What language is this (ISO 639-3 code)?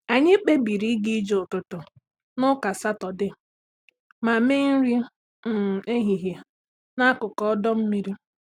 ibo